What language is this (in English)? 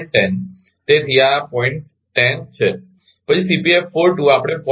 Gujarati